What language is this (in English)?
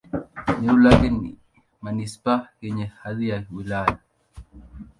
Swahili